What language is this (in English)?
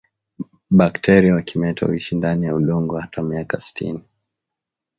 Swahili